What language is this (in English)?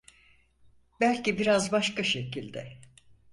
Turkish